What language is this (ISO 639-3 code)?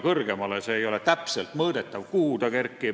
est